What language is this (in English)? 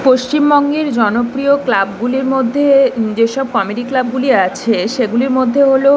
Bangla